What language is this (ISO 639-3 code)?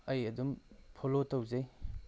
mni